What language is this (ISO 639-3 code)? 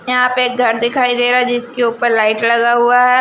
hin